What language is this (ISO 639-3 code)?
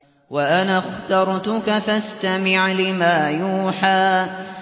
ara